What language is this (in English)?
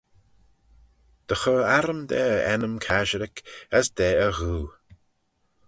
Manx